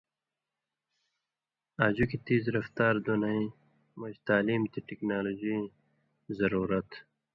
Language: Indus Kohistani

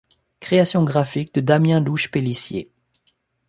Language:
French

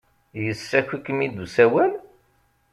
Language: Kabyle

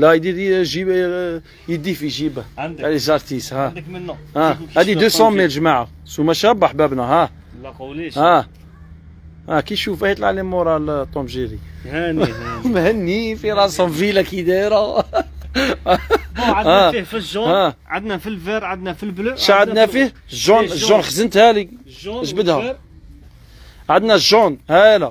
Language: Arabic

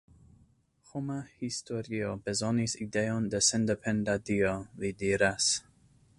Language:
Esperanto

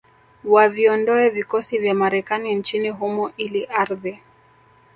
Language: Swahili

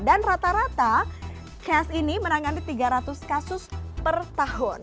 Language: Indonesian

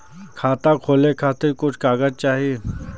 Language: Bhojpuri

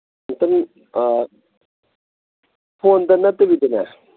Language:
Manipuri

